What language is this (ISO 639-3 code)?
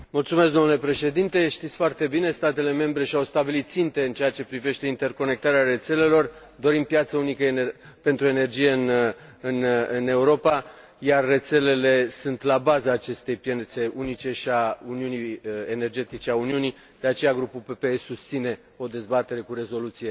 ron